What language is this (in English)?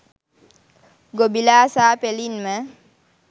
Sinhala